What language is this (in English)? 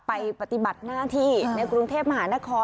Thai